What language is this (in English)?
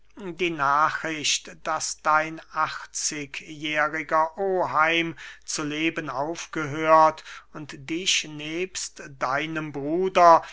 German